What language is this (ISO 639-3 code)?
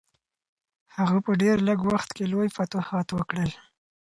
pus